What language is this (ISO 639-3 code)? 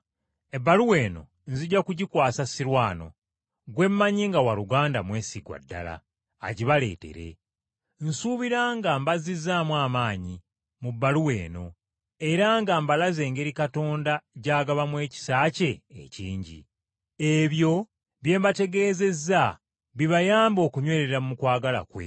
lug